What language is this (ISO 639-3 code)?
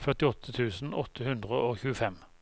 nor